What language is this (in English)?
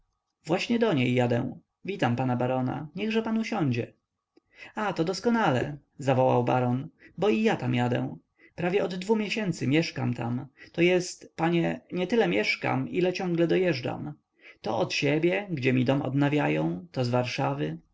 Polish